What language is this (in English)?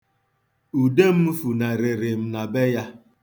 Igbo